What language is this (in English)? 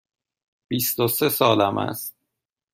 Persian